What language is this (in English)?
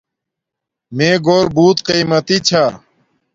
Domaaki